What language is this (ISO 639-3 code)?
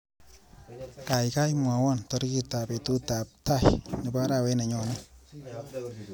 kln